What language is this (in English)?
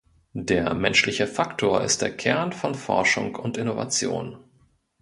German